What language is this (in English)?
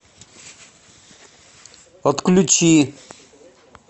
Russian